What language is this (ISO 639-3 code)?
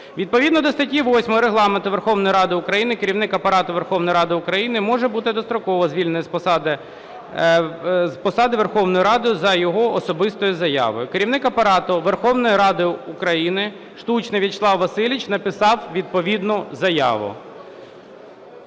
ukr